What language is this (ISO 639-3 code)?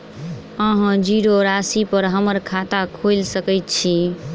mai